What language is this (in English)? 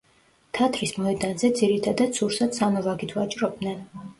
Georgian